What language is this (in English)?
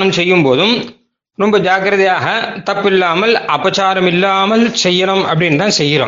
Tamil